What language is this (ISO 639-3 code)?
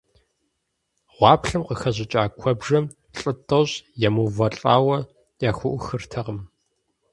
kbd